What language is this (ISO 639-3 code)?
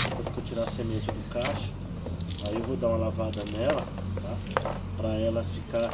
por